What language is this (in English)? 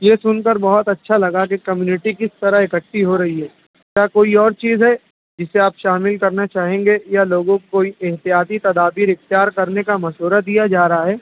Urdu